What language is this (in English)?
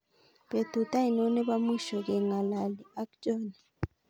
Kalenjin